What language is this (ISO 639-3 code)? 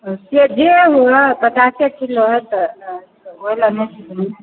mai